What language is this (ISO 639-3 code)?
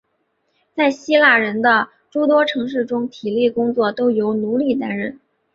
zho